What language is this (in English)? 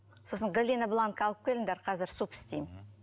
Kazakh